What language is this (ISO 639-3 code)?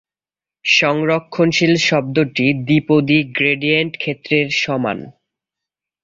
ben